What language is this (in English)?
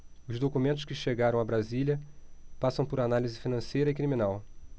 Portuguese